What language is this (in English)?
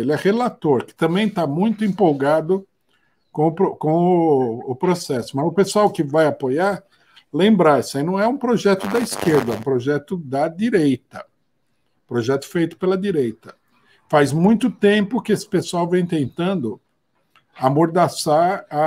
Portuguese